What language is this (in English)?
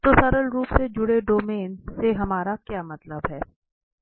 Hindi